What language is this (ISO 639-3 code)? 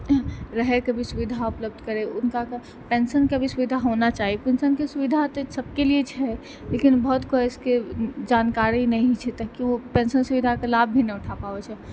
mai